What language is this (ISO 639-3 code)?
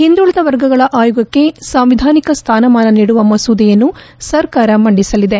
kan